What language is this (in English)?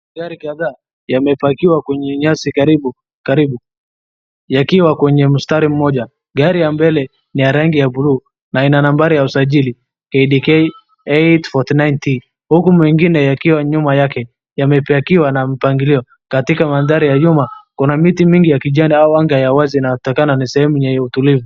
Swahili